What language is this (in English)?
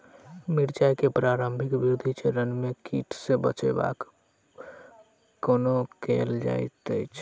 Maithili